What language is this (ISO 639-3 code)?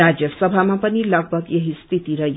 nep